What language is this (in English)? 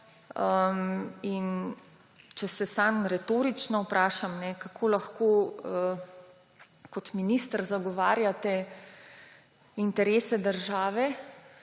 Slovenian